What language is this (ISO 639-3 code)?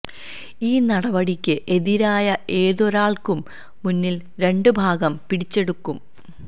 mal